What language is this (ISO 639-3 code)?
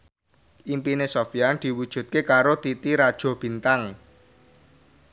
jav